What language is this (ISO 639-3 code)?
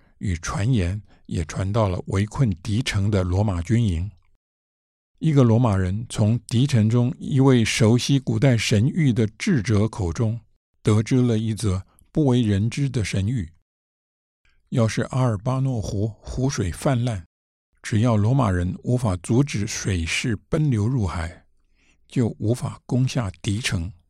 zho